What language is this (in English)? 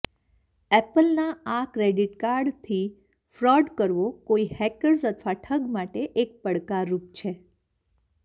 Gujarati